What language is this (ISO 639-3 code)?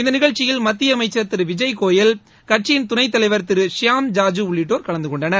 tam